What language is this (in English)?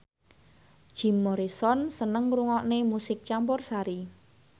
Javanese